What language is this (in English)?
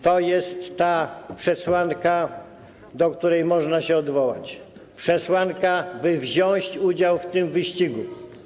Polish